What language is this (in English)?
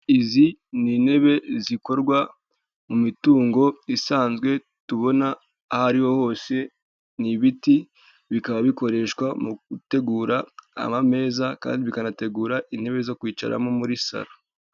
Kinyarwanda